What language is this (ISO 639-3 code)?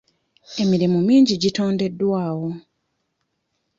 lug